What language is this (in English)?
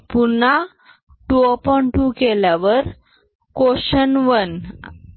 Marathi